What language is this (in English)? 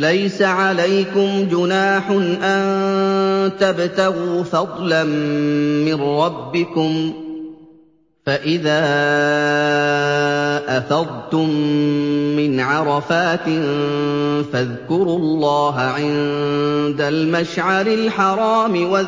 Arabic